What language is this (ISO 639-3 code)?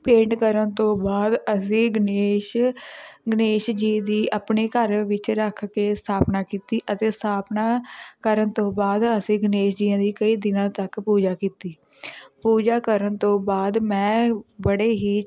pan